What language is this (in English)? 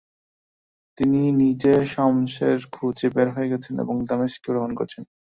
Bangla